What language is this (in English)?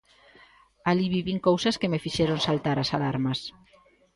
Galician